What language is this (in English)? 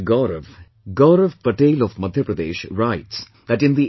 English